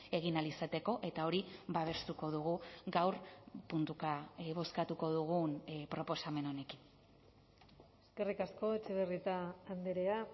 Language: Basque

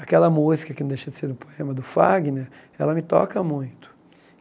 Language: Portuguese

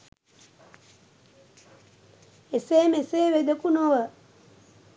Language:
Sinhala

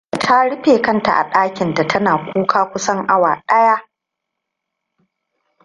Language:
Hausa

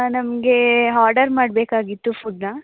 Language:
Kannada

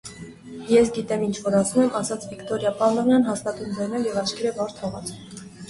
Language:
Armenian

